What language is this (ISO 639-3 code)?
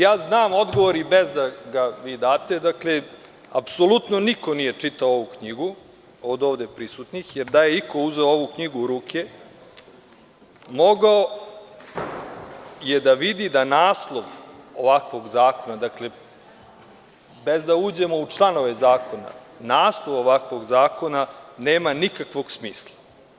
srp